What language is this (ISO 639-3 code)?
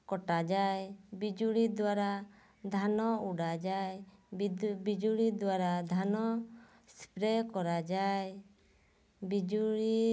ori